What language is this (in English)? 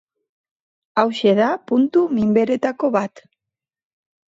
Basque